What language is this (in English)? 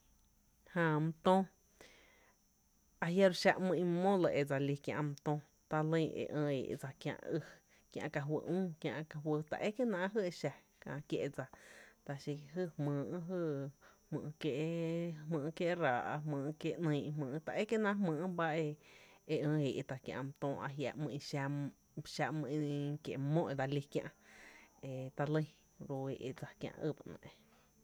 Tepinapa Chinantec